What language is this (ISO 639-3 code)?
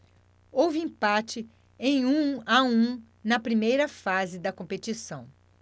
por